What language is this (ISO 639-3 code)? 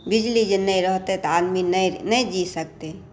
mai